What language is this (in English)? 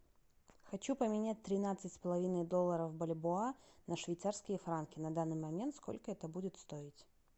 Russian